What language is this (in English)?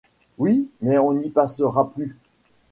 French